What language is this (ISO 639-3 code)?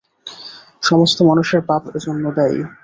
ben